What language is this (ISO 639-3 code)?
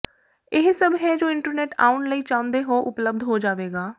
pan